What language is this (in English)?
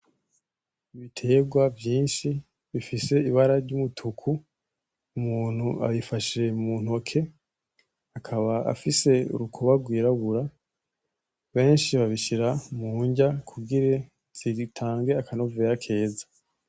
Rundi